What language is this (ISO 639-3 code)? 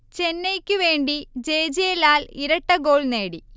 mal